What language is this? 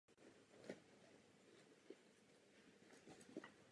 Czech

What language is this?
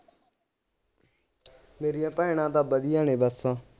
Punjabi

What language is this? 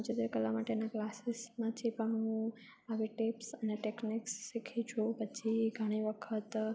Gujarati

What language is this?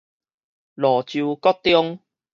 Min Nan Chinese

